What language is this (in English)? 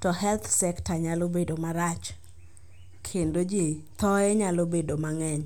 Luo (Kenya and Tanzania)